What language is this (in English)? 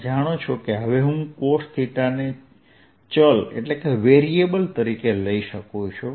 Gujarati